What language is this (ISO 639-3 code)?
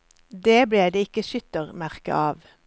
nor